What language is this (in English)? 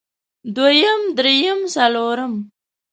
Pashto